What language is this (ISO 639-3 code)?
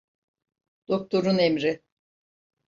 tur